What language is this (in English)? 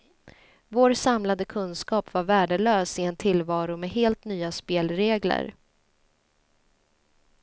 Swedish